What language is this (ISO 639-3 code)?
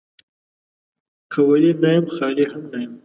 pus